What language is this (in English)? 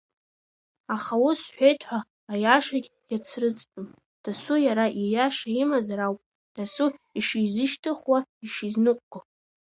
Abkhazian